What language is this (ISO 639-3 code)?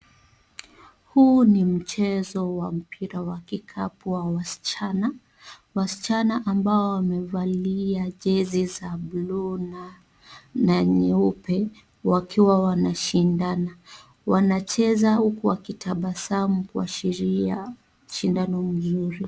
swa